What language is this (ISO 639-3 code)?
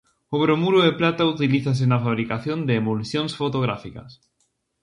glg